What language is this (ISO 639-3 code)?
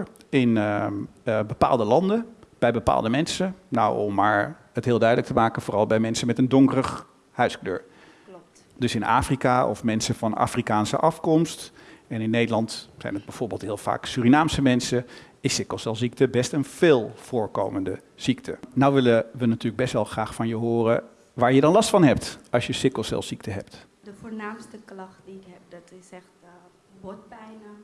nld